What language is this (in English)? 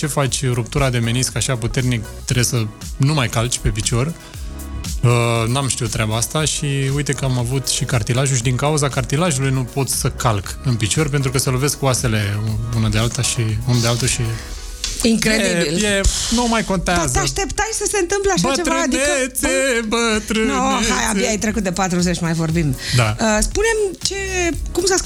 Romanian